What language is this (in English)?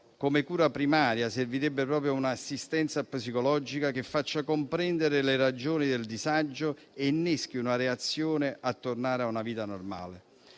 Italian